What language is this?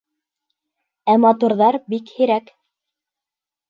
Bashkir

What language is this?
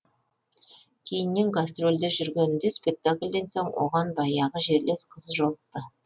Kazakh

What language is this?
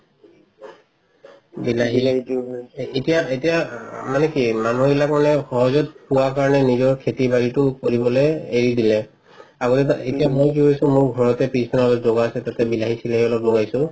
Assamese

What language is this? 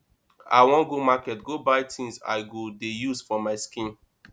Nigerian Pidgin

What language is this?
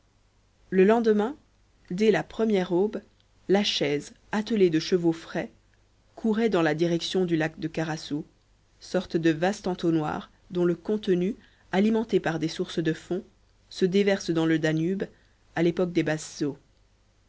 French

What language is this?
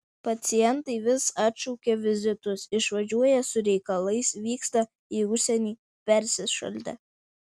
Lithuanian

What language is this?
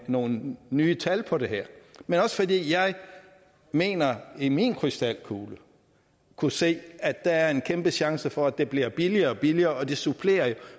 Danish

